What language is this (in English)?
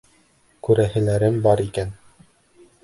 Bashkir